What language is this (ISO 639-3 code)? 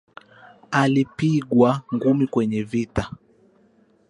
swa